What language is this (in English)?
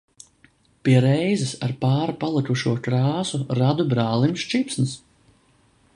Latvian